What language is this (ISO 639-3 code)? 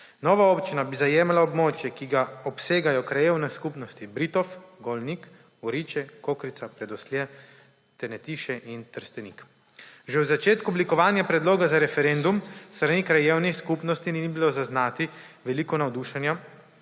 slv